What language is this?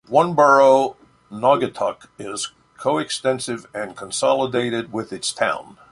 English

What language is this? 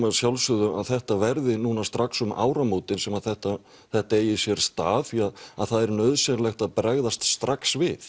Icelandic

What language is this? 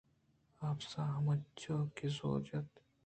Eastern Balochi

